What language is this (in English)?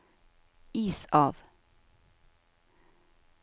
Norwegian